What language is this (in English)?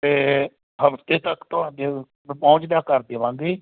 Punjabi